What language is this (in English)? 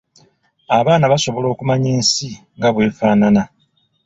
Ganda